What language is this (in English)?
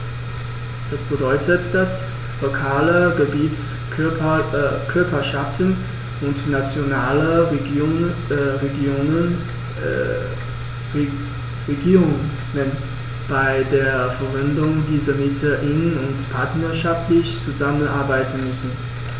German